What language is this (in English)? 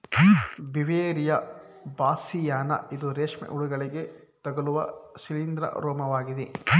Kannada